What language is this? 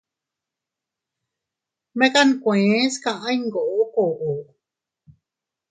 Teutila Cuicatec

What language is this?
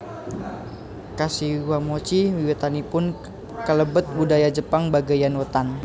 Javanese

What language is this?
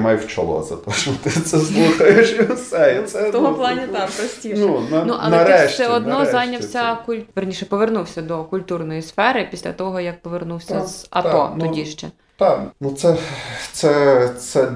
Ukrainian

